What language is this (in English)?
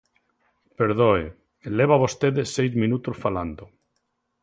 Galician